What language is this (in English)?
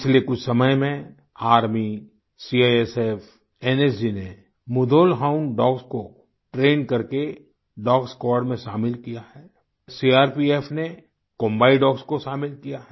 Hindi